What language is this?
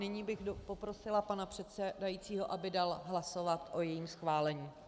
Czech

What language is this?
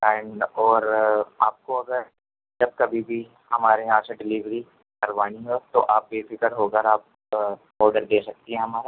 Urdu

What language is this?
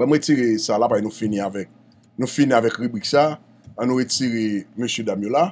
French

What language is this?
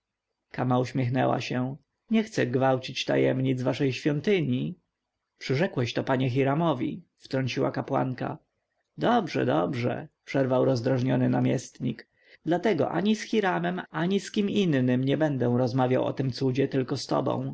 Polish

